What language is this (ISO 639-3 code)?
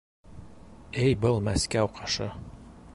bak